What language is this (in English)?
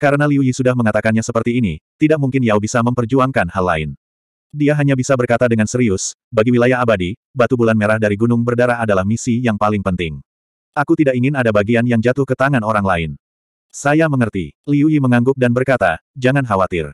Indonesian